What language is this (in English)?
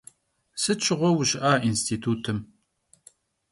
Kabardian